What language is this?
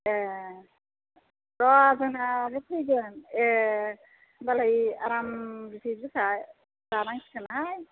Bodo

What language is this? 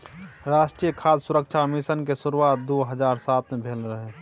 Maithili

